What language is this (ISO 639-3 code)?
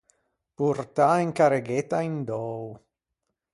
lij